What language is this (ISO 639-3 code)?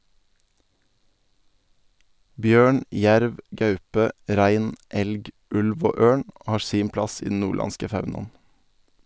nor